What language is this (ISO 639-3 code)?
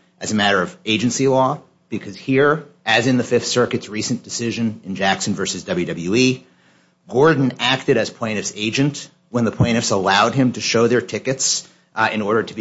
eng